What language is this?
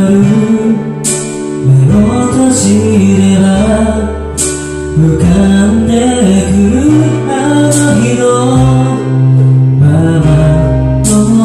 Greek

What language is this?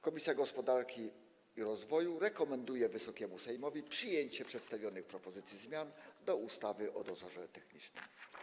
Polish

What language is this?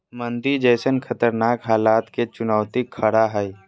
Magahi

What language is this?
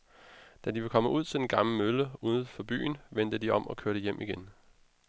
Danish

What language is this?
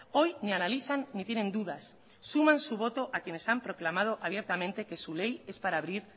Spanish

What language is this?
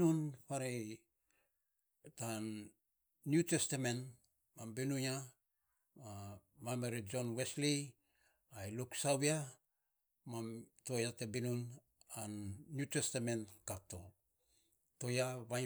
Saposa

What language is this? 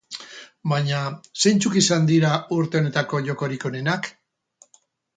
Basque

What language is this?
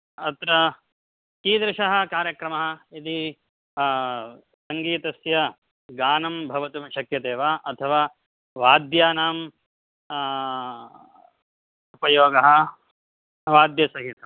Sanskrit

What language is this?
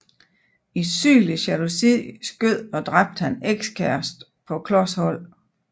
Danish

